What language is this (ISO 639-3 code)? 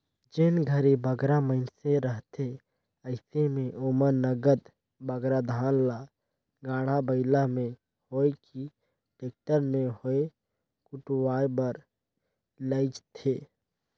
hne